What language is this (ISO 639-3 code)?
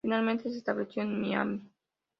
spa